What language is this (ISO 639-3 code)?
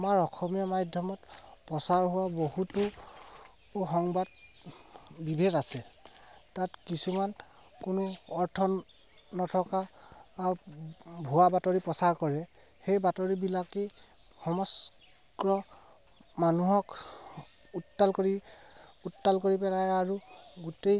asm